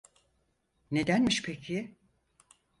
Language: Turkish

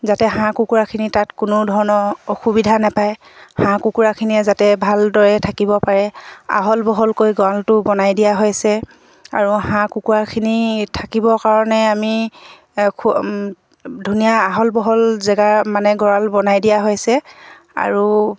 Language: Assamese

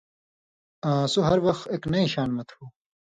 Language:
Indus Kohistani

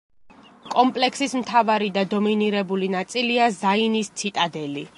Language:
Georgian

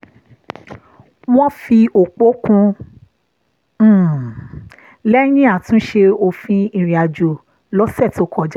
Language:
Yoruba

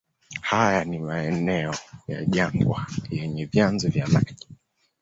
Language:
Swahili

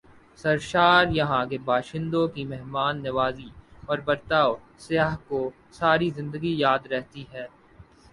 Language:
Urdu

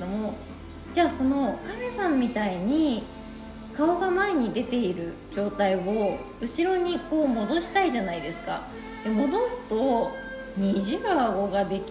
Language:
Japanese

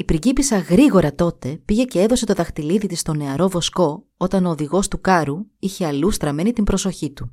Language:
Greek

